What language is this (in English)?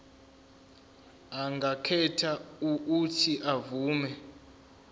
Zulu